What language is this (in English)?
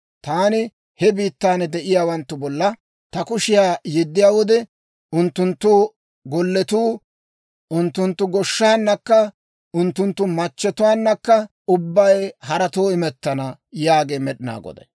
Dawro